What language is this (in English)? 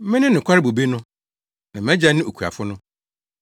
Akan